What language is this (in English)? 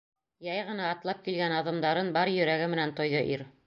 Bashkir